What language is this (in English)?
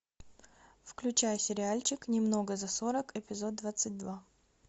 Russian